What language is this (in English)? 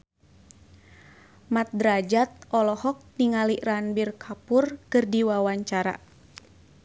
Sundanese